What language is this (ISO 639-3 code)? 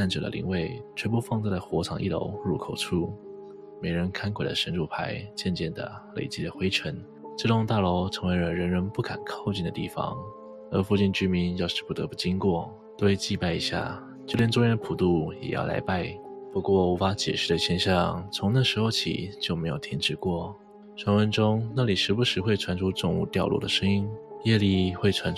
zho